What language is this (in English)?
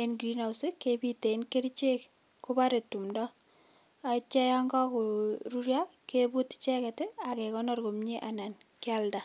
Kalenjin